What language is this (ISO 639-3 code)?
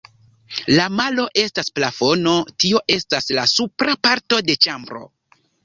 epo